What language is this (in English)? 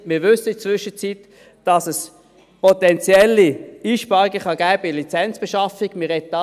Swiss German